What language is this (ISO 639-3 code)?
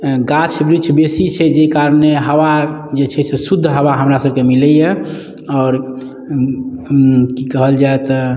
mai